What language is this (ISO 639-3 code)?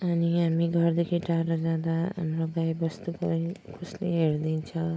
nep